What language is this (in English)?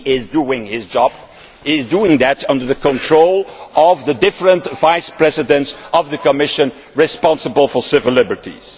English